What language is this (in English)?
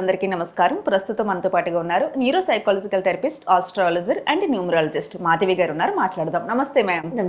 Telugu